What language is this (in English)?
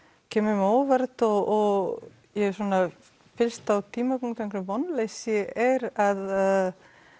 Icelandic